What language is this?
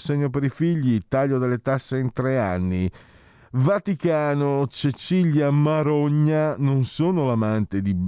Italian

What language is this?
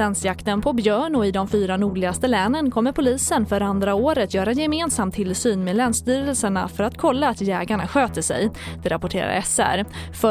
Swedish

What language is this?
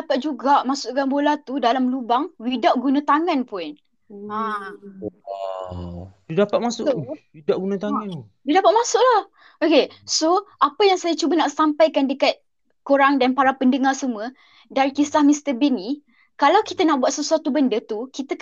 Malay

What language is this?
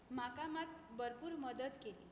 Konkani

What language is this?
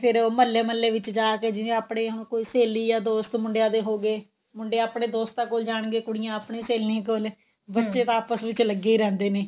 Punjabi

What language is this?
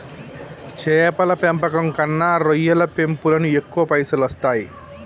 Telugu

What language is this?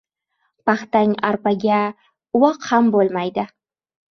Uzbek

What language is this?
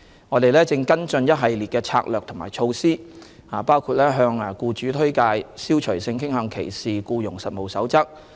Cantonese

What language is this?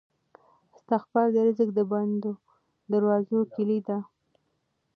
Pashto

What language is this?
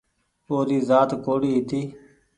Goaria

